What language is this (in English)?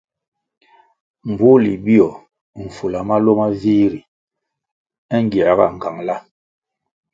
Kwasio